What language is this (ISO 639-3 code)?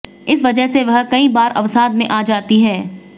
hin